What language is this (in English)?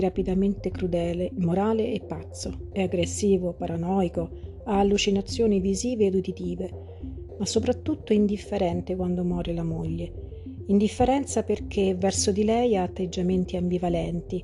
Italian